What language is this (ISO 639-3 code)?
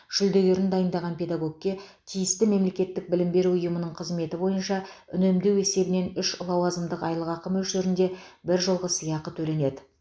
kaz